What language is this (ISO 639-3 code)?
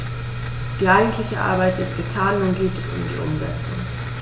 deu